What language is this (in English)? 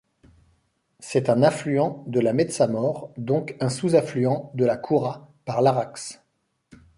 French